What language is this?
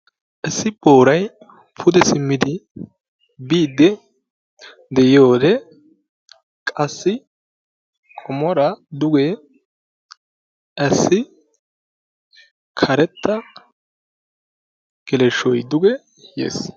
Wolaytta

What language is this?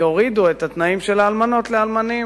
Hebrew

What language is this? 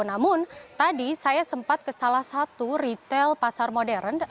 Indonesian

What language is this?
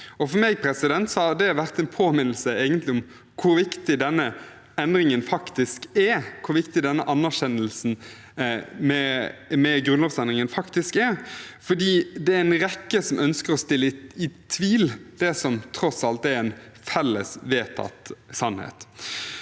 Norwegian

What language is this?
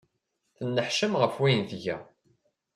Kabyle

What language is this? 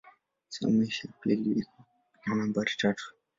Swahili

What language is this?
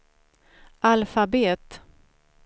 Swedish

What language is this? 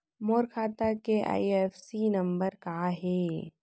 Chhattisgarhi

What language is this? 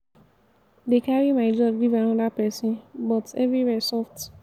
Nigerian Pidgin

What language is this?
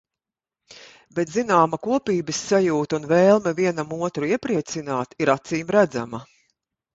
Latvian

